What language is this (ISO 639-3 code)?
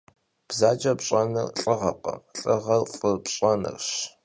kbd